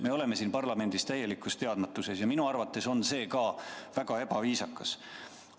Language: Estonian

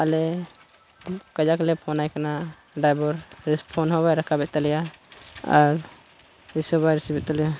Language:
Santali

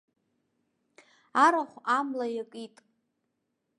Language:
Abkhazian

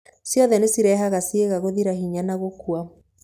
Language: Kikuyu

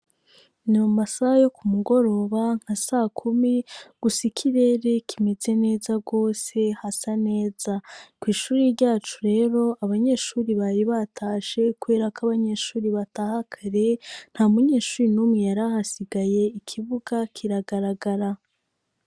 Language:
Rundi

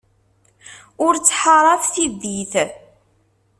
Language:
Kabyle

